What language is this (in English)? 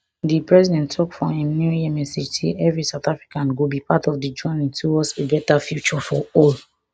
Nigerian Pidgin